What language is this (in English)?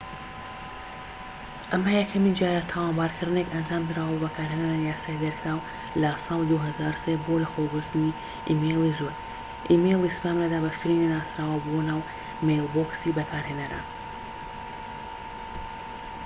Central Kurdish